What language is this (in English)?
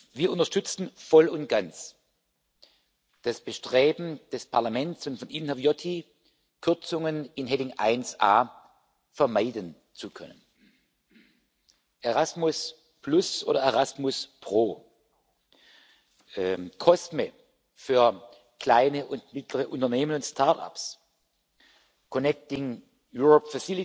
German